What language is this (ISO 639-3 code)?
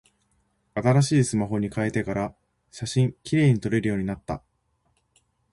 jpn